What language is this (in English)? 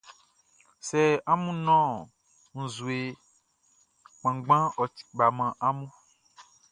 Baoulé